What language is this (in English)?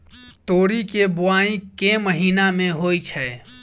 Maithili